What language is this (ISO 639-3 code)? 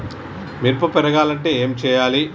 tel